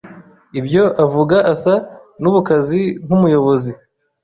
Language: Kinyarwanda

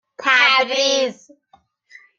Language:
Persian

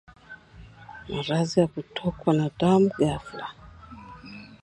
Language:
Swahili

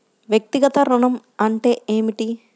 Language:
Telugu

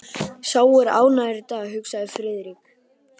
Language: Icelandic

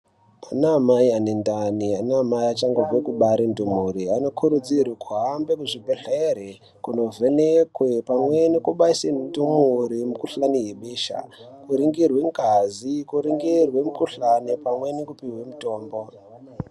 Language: Ndau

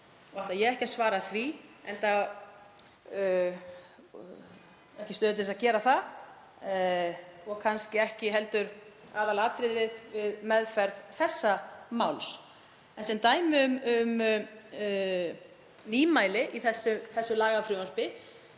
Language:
Icelandic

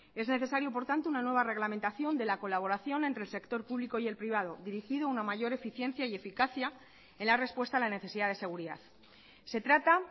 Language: Spanish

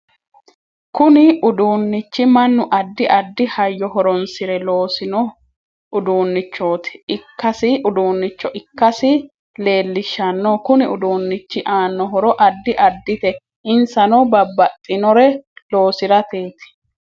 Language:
Sidamo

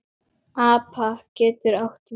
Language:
Icelandic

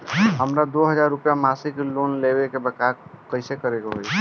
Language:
Bhojpuri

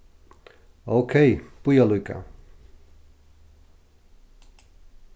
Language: Faroese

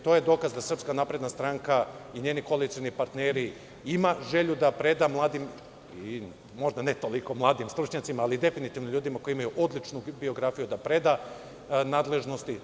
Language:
Serbian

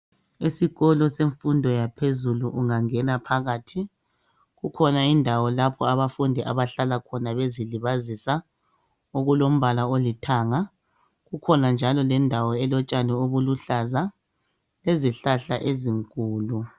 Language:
North Ndebele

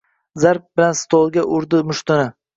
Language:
Uzbek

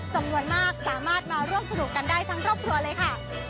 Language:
Thai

